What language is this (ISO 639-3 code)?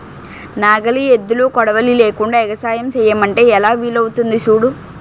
tel